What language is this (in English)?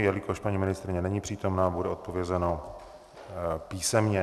Czech